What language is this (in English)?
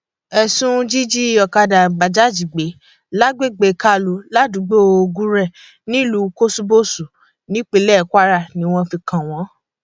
Yoruba